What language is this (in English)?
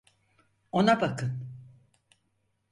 Turkish